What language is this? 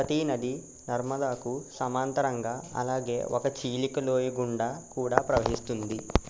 Telugu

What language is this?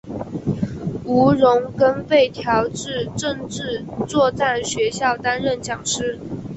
Chinese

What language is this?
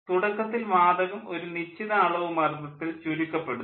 Malayalam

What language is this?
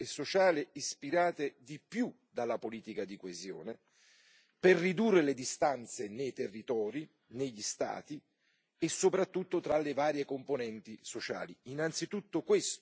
Italian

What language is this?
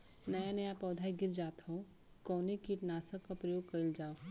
Bhojpuri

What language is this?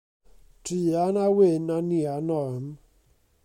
Welsh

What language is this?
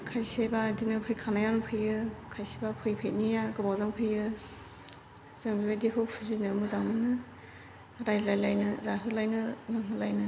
Bodo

